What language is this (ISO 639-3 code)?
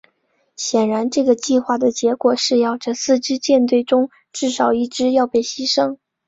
zho